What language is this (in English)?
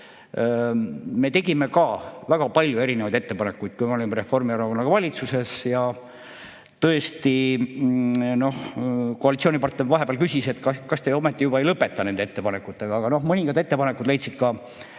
Estonian